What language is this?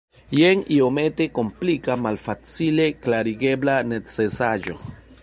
Esperanto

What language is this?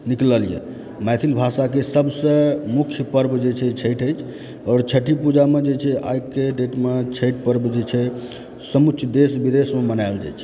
Maithili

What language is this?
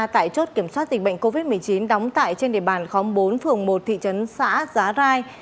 Vietnamese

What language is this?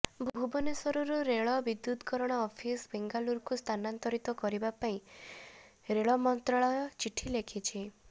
Odia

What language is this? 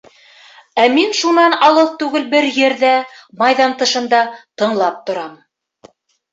Bashkir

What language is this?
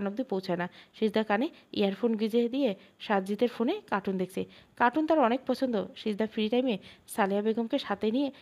Bangla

